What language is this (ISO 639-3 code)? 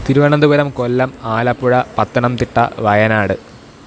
mal